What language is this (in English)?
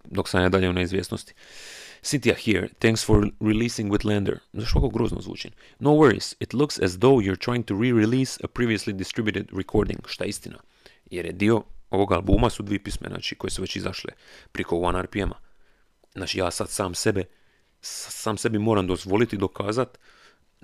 Croatian